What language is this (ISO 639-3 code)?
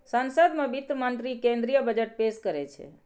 mai